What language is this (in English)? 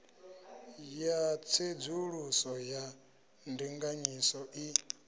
Venda